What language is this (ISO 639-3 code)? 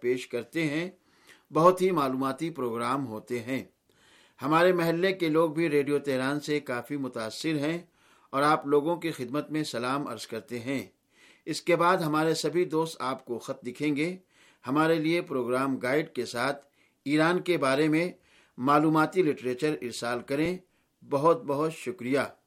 urd